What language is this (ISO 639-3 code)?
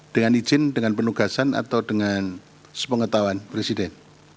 ind